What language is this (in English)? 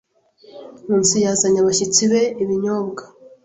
Kinyarwanda